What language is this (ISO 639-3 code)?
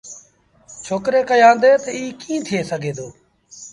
sbn